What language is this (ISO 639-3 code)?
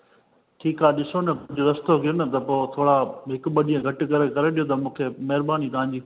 snd